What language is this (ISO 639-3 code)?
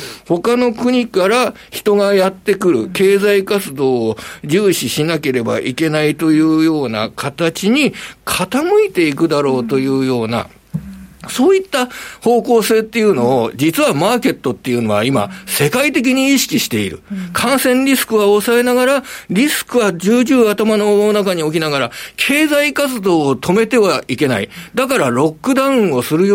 jpn